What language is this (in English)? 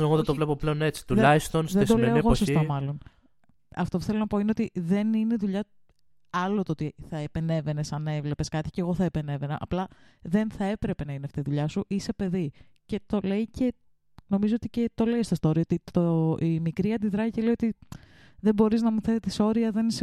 Greek